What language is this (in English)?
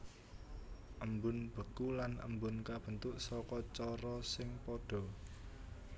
Javanese